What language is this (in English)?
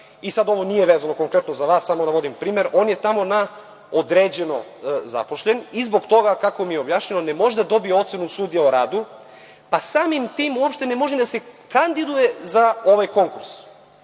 Serbian